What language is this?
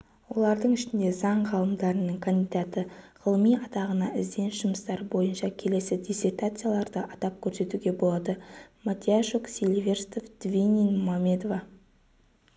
Kazakh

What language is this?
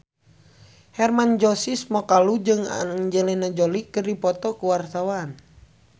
Sundanese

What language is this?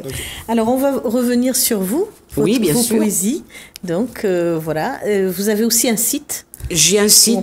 French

